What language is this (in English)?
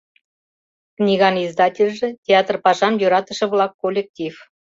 Mari